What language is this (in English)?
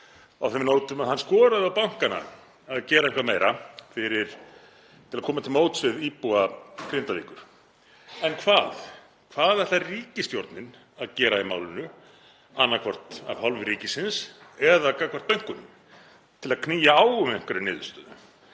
Icelandic